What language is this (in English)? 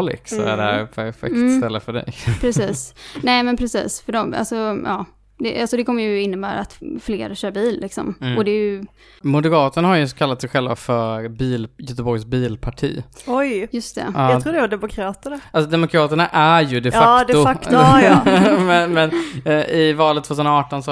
Swedish